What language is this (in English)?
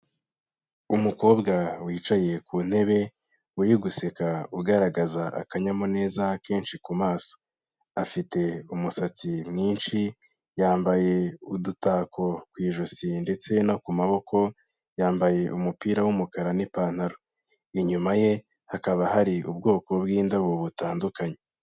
Kinyarwanda